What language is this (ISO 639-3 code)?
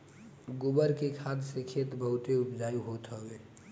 bho